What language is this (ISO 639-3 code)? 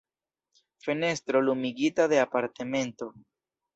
epo